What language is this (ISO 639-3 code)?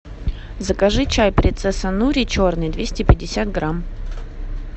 rus